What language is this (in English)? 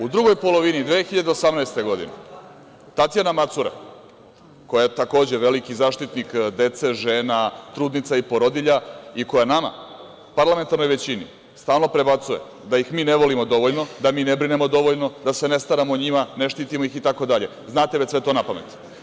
Serbian